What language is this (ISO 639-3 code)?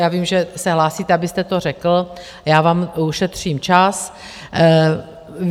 ces